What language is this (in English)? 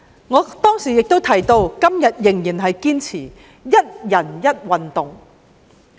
Cantonese